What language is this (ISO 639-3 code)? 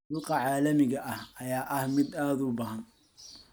som